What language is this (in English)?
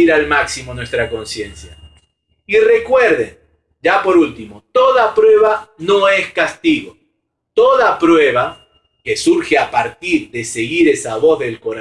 Spanish